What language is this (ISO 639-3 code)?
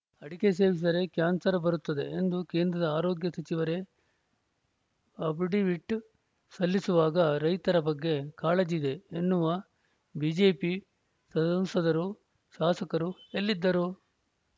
kan